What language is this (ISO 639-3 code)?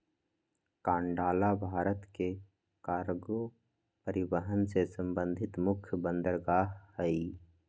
mag